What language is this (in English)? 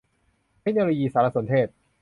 Thai